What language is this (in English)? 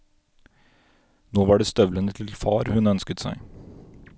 Norwegian